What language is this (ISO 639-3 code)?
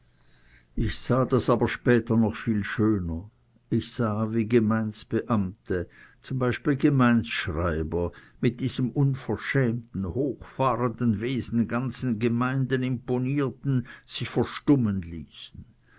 deu